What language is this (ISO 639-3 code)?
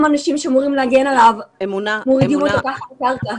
heb